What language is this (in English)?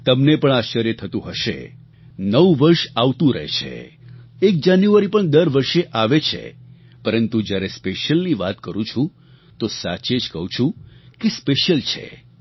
Gujarati